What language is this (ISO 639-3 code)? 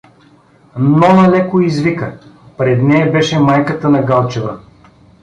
bul